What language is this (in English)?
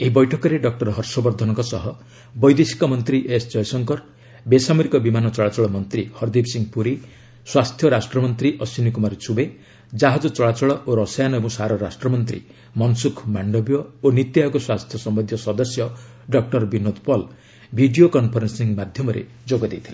Odia